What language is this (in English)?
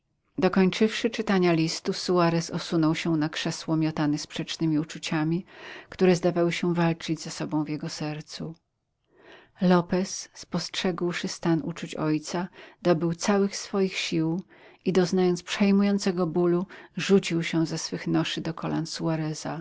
Polish